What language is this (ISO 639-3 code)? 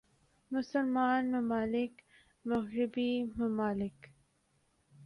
urd